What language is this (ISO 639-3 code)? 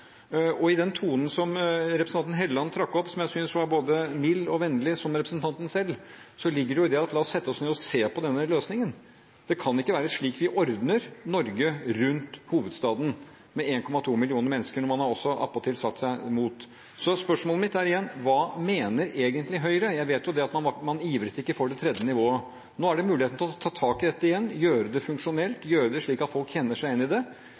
nob